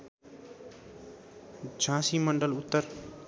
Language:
Nepali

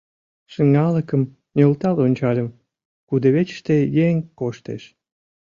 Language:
Mari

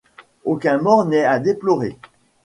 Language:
French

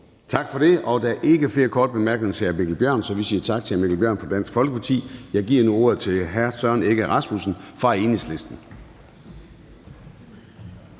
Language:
Danish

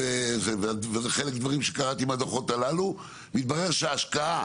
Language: Hebrew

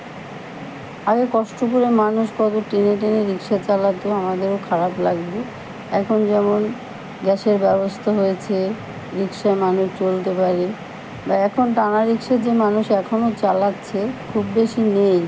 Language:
Bangla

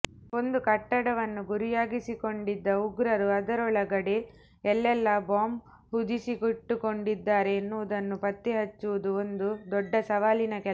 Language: Kannada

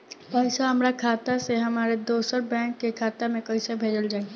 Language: Bhojpuri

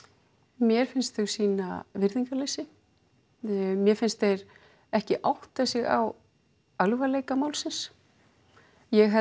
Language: Icelandic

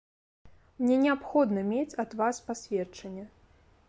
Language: Belarusian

